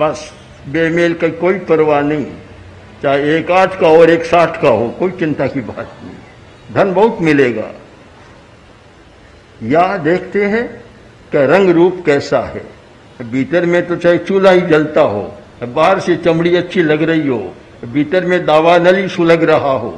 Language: Hindi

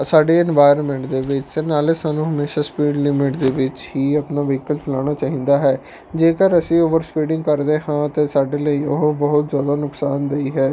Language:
Punjabi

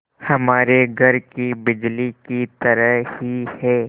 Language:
Hindi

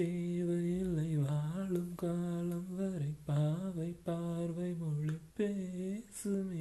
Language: Tamil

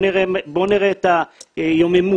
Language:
Hebrew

